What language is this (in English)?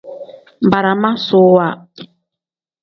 Tem